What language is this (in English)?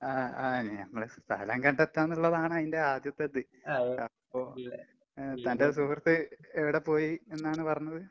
Malayalam